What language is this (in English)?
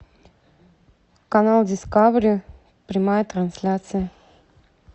Russian